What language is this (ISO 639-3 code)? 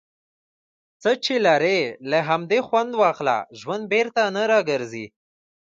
pus